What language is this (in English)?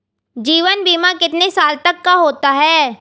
Hindi